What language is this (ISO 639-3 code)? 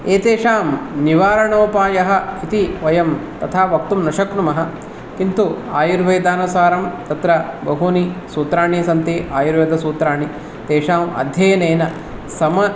san